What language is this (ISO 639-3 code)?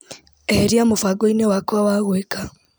kik